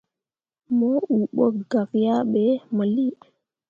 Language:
Mundang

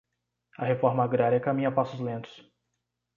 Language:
Portuguese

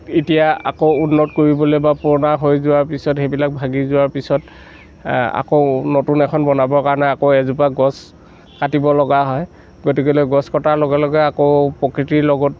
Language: Assamese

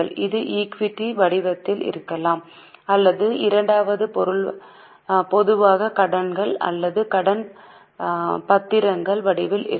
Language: Tamil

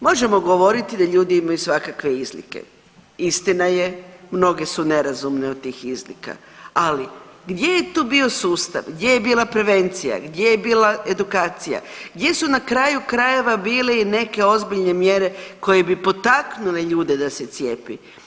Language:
Croatian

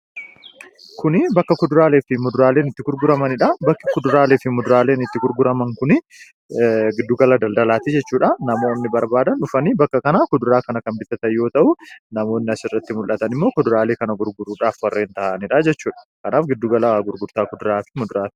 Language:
Oromo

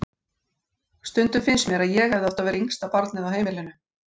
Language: Icelandic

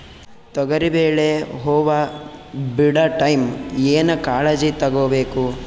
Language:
Kannada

